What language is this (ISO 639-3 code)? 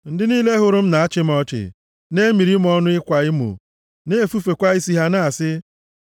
ibo